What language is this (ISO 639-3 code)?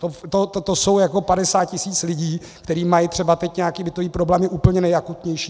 ces